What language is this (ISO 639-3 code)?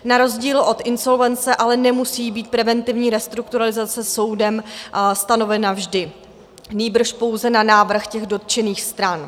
ces